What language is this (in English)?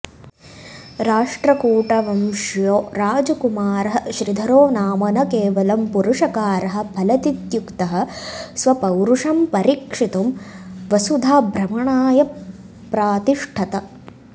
Sanskrit